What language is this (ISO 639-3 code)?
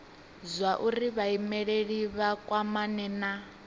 ven